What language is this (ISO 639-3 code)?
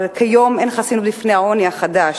heb